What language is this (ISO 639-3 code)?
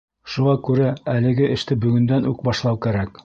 bak